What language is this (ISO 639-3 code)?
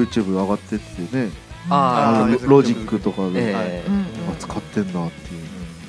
jpn